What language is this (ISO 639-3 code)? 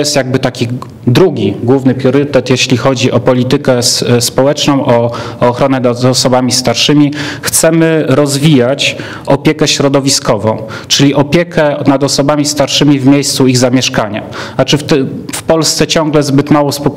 pol